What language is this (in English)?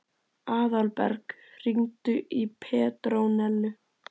Icelandic